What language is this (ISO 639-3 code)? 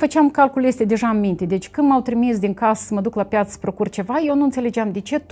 ron